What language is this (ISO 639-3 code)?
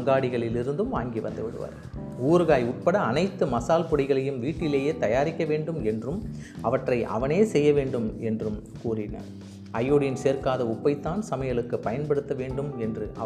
tam